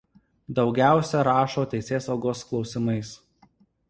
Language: Lithuanian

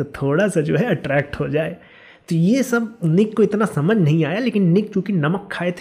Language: Hindi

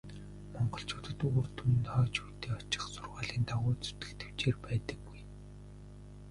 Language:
Mongolian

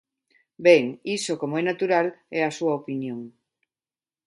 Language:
Galician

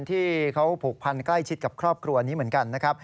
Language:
Thai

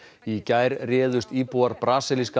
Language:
Icelandic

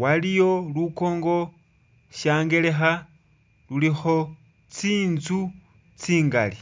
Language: Masaaba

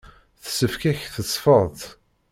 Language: Kabyle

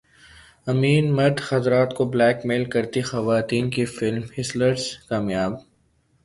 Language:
Urdu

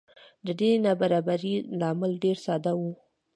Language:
Pashto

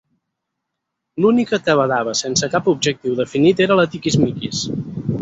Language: Catalan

